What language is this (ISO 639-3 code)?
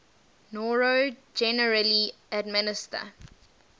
eng